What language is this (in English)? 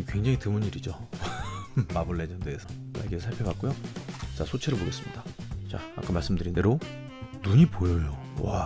Korean